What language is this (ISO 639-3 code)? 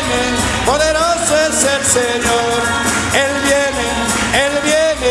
tur